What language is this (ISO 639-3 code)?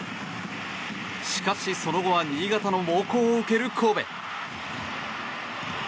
jpn